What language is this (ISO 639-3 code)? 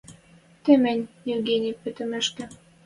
mrj